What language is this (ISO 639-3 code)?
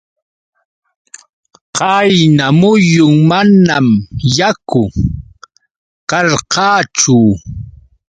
qux